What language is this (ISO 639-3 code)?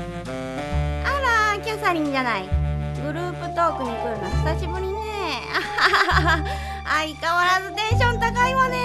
jpn